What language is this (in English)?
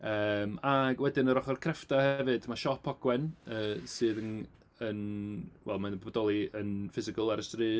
Welsh